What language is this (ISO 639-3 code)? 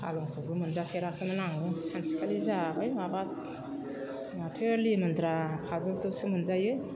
brx